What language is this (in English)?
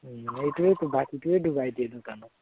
Assamese